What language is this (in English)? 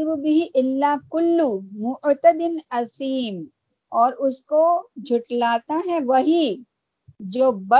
Urdu